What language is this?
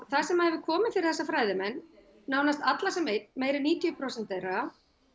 Icelandic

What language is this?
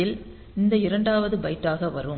Tamil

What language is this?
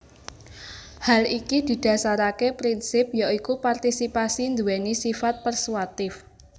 Javanese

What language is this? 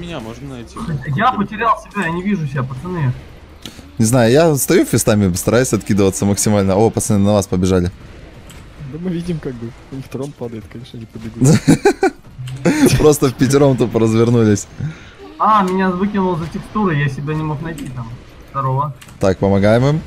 Russian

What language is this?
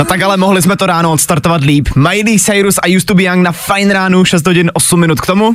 Czech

